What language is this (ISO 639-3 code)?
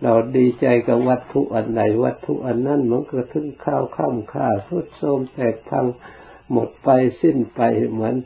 tha